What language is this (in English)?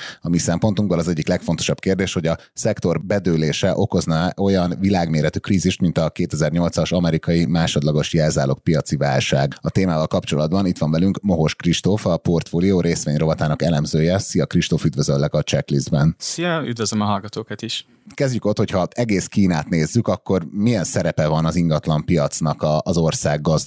Hungarian